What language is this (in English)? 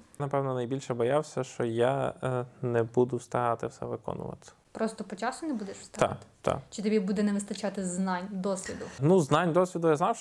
Ukrainian